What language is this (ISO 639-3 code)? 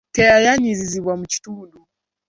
lug